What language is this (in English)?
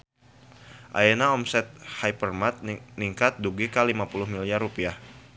Sundanese